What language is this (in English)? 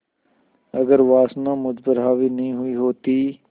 Hindi